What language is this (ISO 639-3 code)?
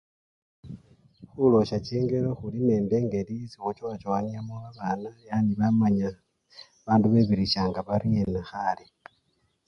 luy